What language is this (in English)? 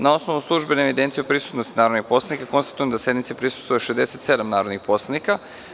Serbian